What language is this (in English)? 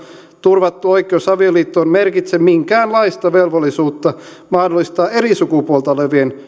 Finnish